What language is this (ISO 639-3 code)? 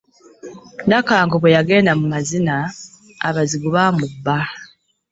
lug